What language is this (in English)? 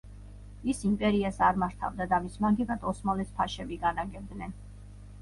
Georgian